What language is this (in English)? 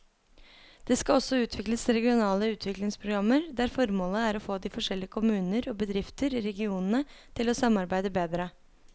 Norwegian